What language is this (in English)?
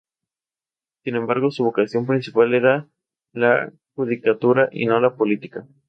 Spanish